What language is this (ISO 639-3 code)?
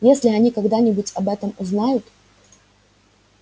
rus